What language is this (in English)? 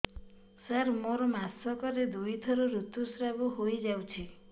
Odia